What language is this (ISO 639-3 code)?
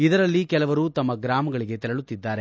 kan